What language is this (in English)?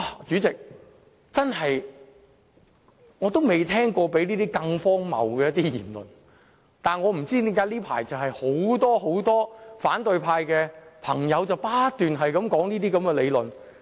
Cantonese